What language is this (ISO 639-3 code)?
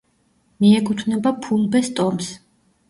kat